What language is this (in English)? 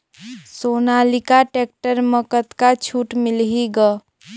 Chhattisgarhi